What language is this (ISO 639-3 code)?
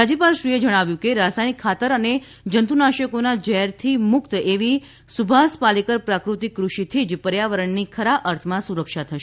guj